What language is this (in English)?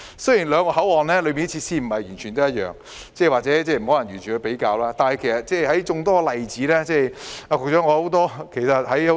Cantonese